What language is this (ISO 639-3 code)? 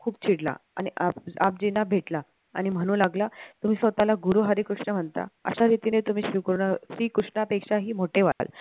mar